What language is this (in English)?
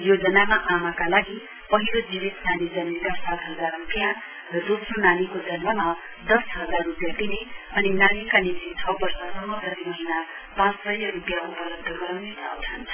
Nepali